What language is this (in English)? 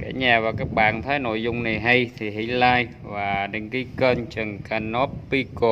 Vietnamese